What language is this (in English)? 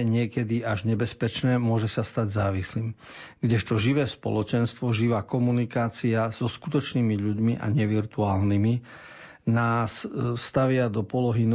Slovak